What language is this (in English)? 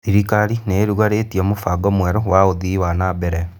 Kikuyu